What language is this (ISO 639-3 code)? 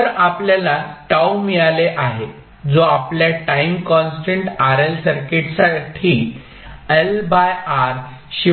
mar